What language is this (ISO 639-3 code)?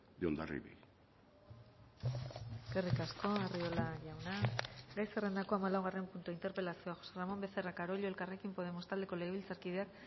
eus